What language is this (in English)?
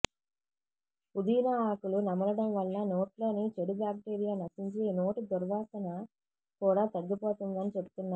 Telugu